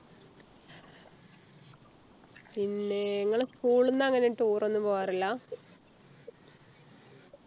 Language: Malayalam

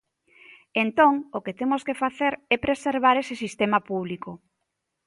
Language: Galician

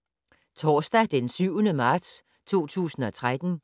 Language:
Danish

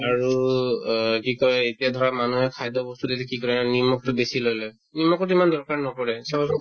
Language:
Assamese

